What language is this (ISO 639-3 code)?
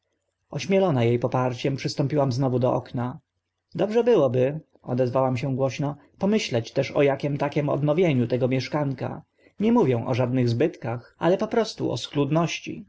pol